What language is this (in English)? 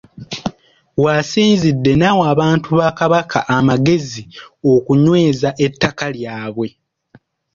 Ganda